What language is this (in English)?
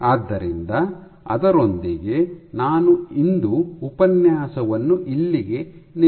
Kannada